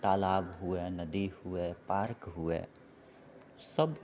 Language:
Maithili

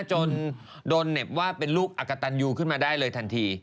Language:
Thai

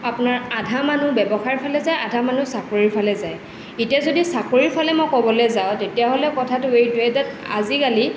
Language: Assamese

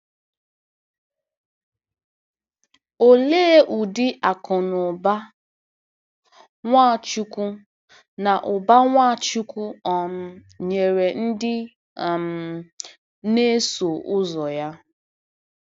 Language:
Igbo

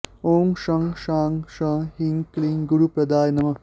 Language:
Sanskrit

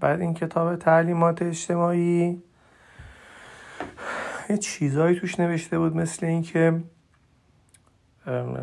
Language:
Persian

